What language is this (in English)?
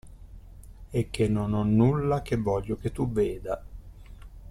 Italian